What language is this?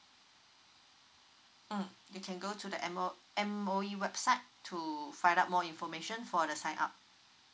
English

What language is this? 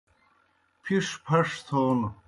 Kohistani Shina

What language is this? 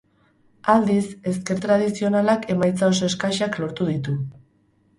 Basque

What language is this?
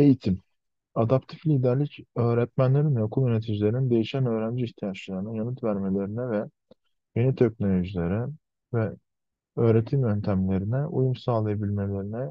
Turkish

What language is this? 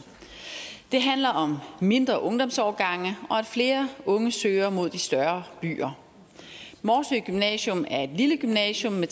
Danish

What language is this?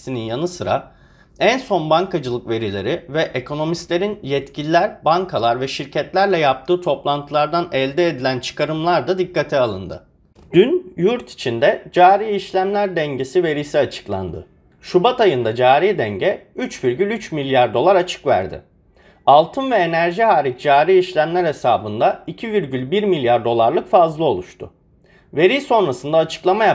Turkish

